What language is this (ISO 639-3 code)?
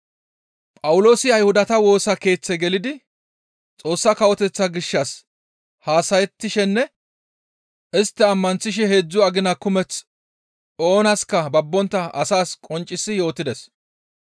gmv